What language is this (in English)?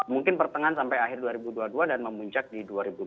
Indonesian